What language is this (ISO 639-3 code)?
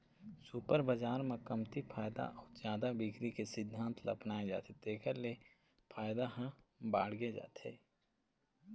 hne